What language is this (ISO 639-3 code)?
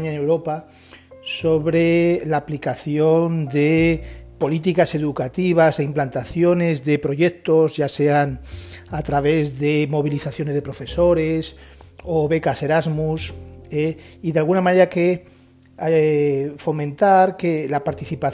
spa